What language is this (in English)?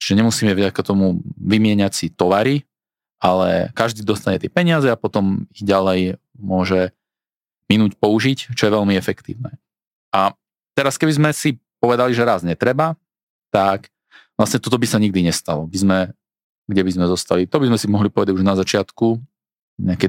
Slovak